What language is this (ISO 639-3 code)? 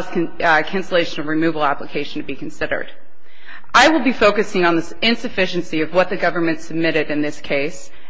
eng